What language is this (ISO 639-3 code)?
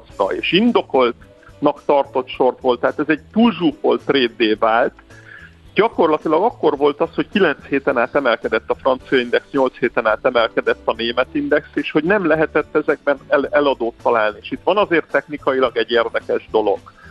hun